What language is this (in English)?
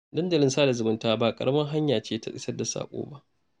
Hausa